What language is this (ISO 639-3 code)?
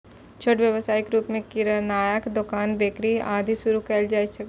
mai